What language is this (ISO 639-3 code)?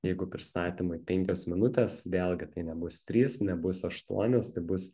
lit